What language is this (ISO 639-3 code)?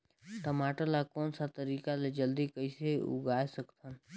hne